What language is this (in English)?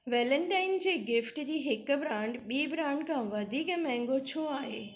Sindhi